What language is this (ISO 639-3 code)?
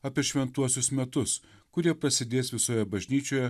lit